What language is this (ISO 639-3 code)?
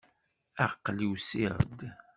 kab